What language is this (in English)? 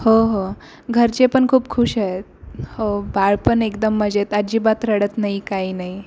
Marathi